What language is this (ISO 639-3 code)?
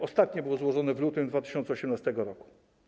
pol